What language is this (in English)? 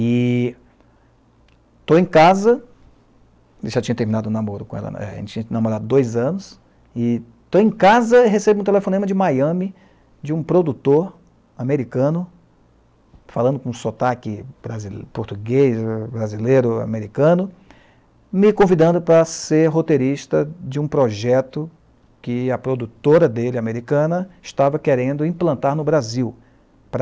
Portuguese